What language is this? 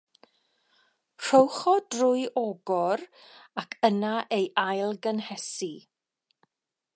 Welsh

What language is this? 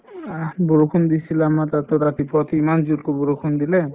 Assamese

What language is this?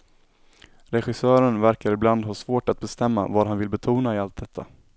Swedish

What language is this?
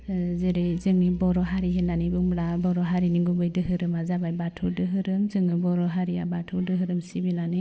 Bodo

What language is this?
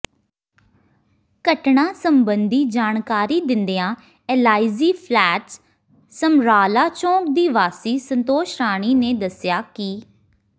Punjabi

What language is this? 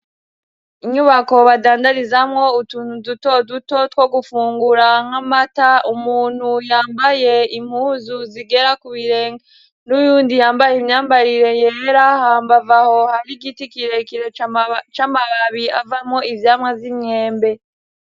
Rundi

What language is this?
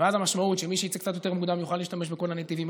Hebrew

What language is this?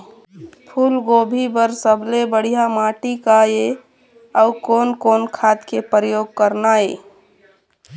Chhattisgarhi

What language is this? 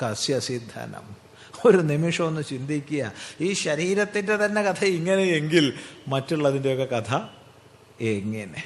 Malayalam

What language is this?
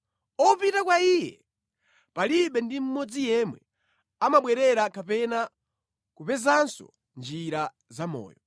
Nyanja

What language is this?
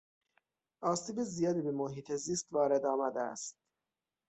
Persian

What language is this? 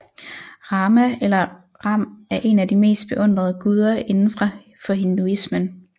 Danish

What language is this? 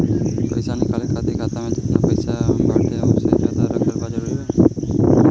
Bhojpuri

